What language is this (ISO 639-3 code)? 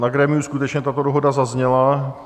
ces